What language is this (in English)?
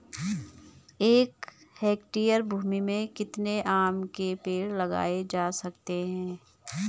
Hindi